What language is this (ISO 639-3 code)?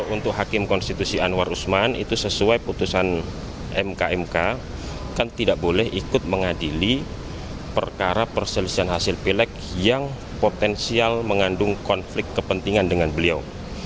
ind